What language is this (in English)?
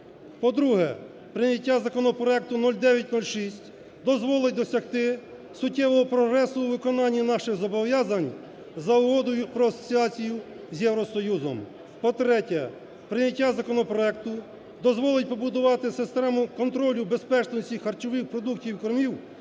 Ukrainian